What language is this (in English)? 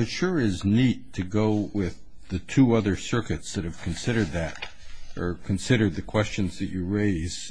English